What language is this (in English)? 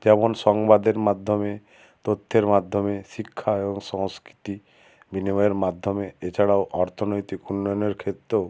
Bangla